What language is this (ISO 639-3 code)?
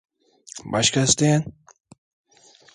tur